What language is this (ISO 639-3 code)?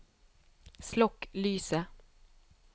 nor